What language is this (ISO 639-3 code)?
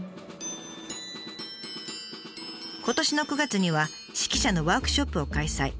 jpn